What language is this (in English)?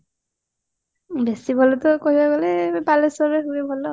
Odia